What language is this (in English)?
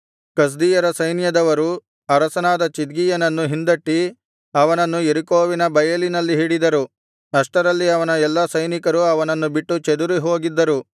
Kannada